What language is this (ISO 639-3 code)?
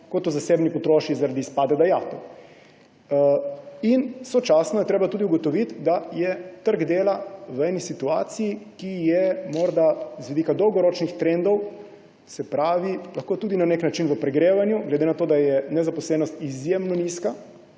slv